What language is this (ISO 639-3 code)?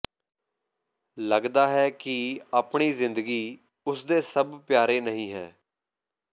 pan